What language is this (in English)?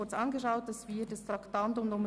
Swiss German